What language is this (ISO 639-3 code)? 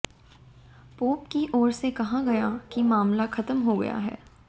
hin